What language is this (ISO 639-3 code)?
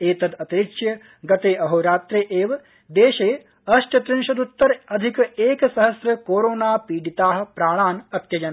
san